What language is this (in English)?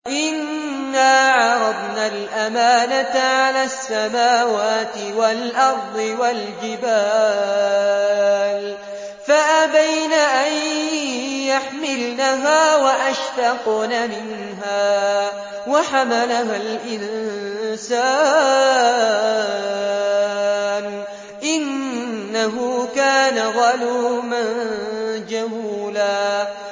Arabic